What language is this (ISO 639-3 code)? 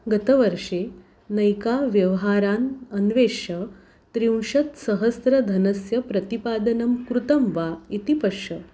san